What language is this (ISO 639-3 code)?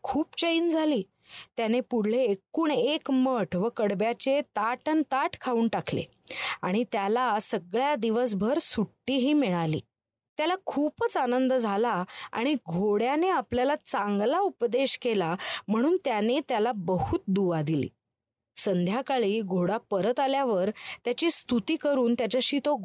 mar